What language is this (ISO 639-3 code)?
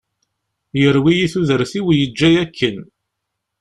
kab